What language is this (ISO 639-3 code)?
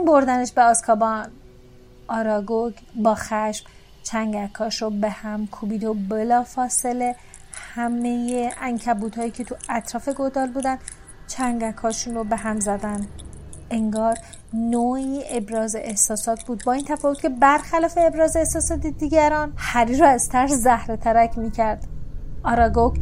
fas